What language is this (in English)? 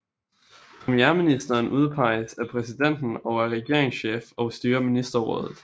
Danish